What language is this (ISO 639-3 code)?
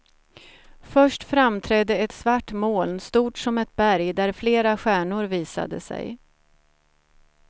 swe